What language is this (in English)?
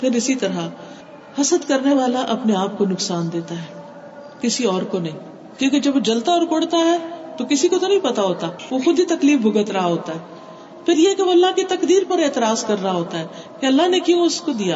Urdu